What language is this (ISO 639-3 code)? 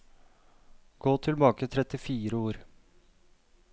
nor